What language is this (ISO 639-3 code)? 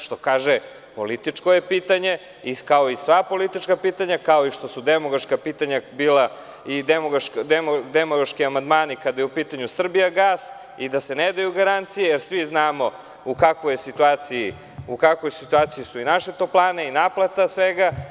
srp